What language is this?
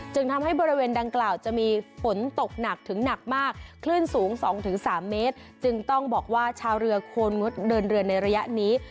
Thai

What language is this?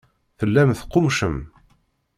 Kabyle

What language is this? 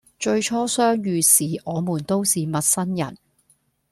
Cantonese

